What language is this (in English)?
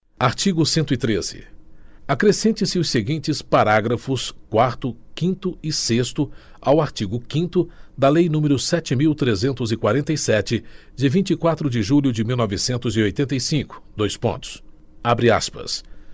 Portuguese